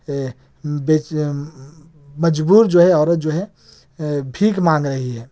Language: Urdu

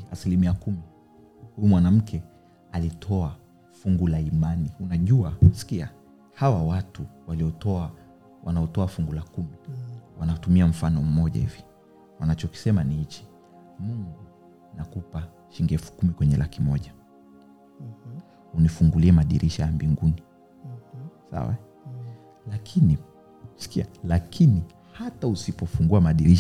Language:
Swahili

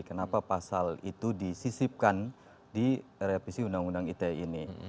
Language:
Indonesian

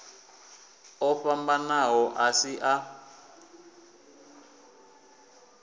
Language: Venda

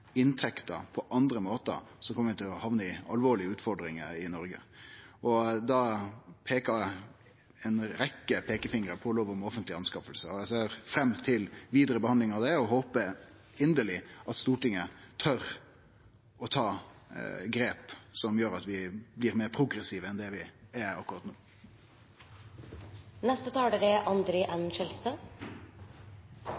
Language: Norwegian Nynorsk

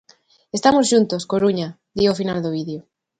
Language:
Galician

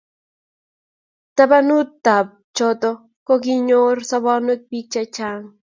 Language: Kalenjin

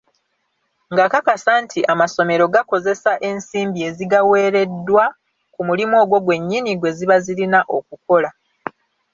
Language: Ganda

